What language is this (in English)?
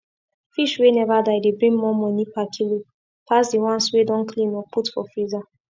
Nigerian Pidgin